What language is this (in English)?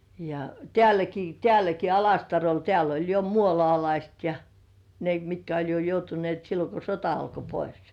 Finnish